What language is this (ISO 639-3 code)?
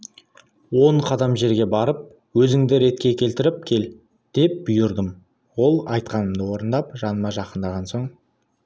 kaz